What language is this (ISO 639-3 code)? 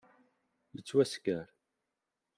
kab